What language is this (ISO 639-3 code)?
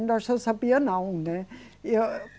por